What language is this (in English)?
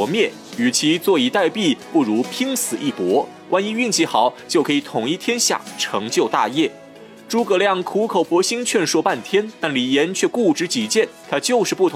Chinese